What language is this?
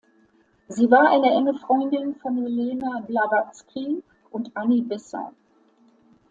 German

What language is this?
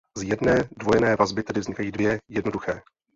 Czech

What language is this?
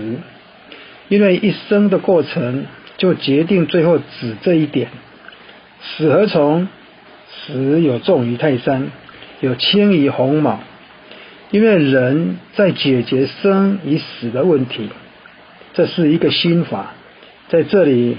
Chinese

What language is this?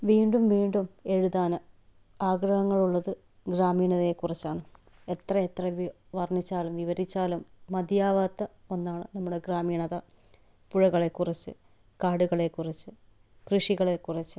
Malayalam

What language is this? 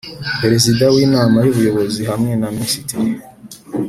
Kinyarwanda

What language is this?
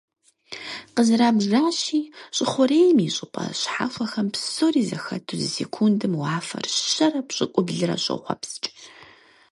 Kabardian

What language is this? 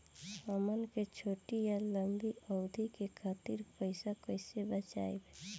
Bhojpuri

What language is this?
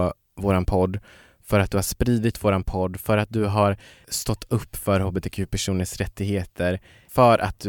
Swedish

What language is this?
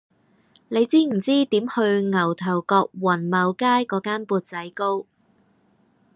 Cantonese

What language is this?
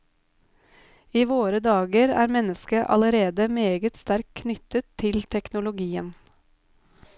Norwegian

